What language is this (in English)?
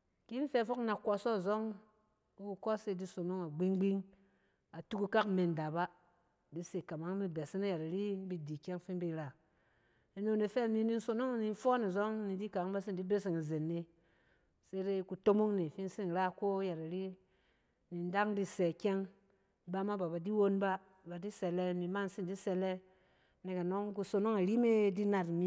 Cen